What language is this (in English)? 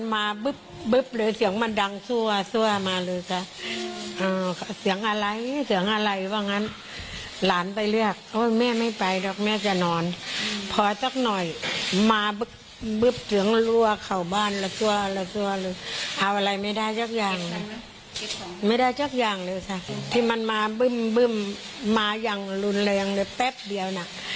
Thai